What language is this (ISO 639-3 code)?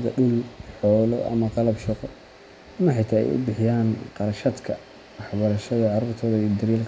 som